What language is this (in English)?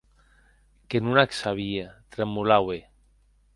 Occitan